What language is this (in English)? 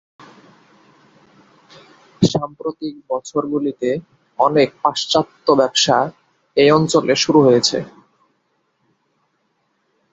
Bangla